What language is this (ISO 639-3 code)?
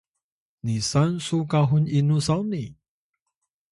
tay